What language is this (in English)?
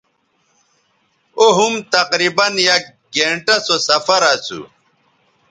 Bateri